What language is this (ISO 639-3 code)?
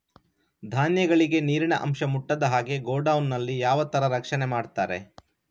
kan